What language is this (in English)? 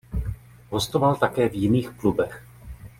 Czech